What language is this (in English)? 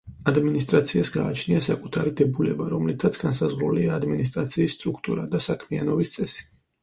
Georgian